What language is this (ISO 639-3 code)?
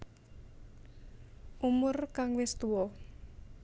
jav